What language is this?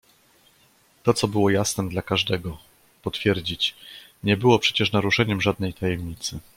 Polish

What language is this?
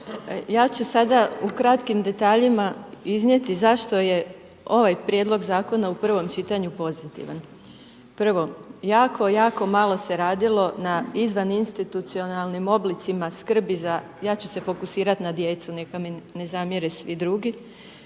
Croatian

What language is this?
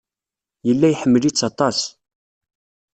Kabyle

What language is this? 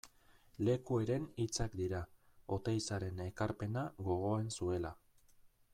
Basque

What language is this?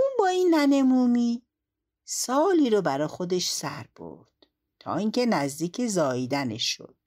Persian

